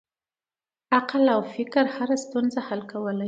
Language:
Pashto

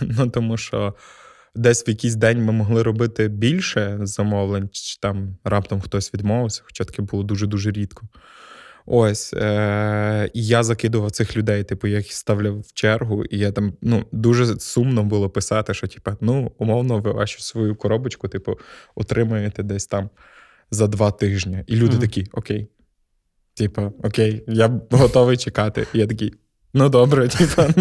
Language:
Ukrainian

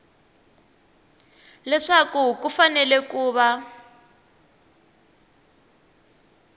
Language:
Tsonga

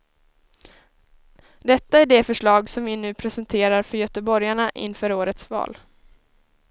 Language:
Swedish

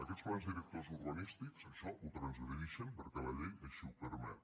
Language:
Catalan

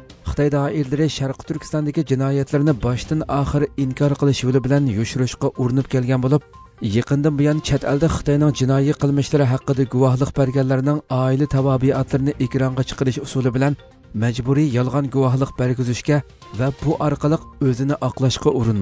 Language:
Turkish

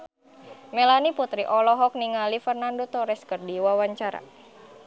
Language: Sundanese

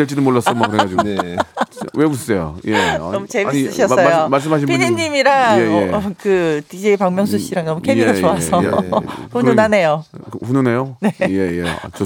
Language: Korean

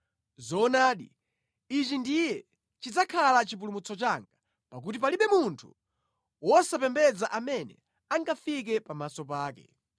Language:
Nyanja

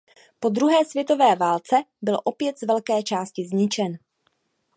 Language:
Czech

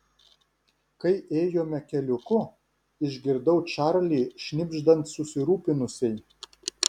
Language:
Lithuanian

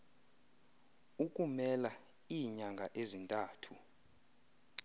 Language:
Xhosa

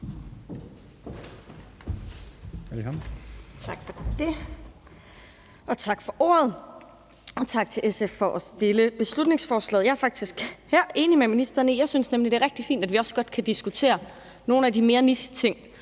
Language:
Danish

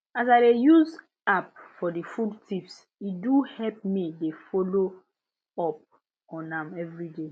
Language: Nigerian Pidgin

